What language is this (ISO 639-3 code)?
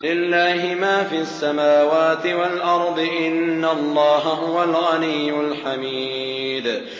ara